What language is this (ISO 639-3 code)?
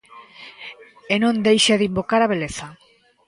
glg